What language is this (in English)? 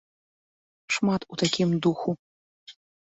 Belarusian